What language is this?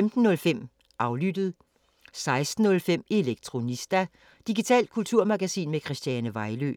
Danish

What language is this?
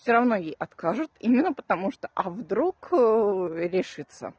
Russian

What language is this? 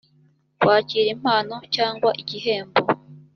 Kinyarwanda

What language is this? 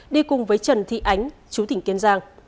Vietnamese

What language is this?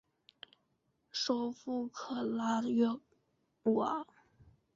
Chinese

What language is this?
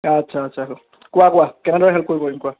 Assamese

